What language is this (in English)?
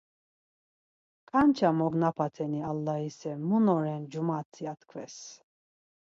Laz